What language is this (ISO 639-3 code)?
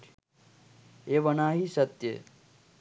sin